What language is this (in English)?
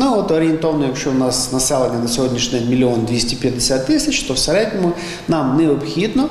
Ukrainian